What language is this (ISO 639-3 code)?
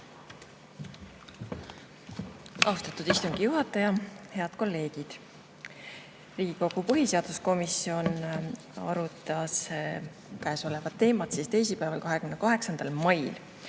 est